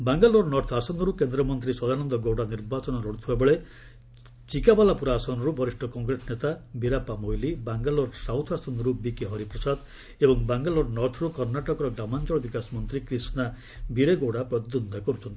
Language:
Odia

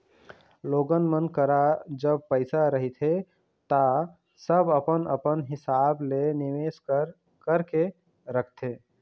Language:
Chhattisgarhi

